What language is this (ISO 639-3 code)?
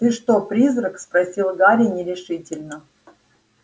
rus